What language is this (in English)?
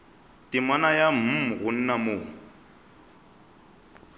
Northern Sotho